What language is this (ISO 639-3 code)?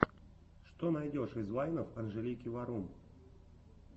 rus